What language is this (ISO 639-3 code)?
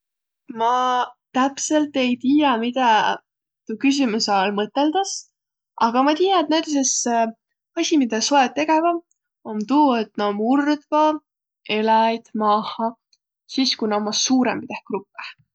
vro